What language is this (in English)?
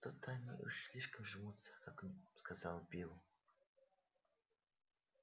Russian